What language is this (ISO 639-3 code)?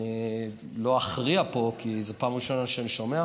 heb